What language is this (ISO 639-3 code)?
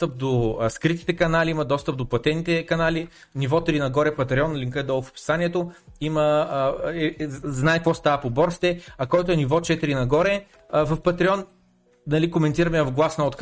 bul